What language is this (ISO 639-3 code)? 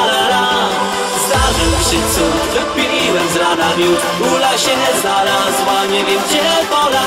pol